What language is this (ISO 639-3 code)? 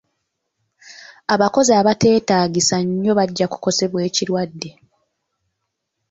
lug